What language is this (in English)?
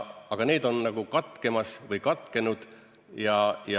Estonian